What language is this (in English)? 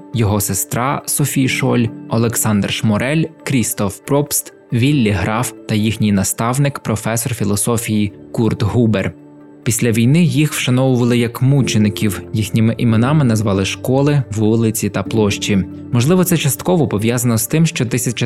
Ukrainian